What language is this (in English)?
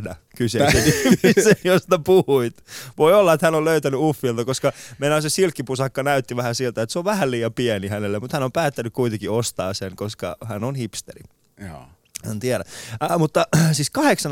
Finnish